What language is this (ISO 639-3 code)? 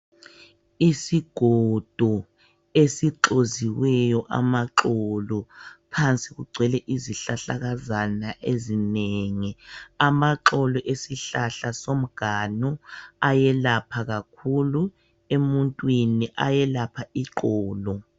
nde